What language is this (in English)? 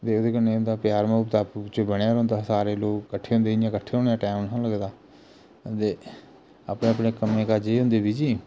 Dogri